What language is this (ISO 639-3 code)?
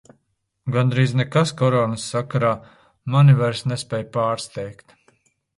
lav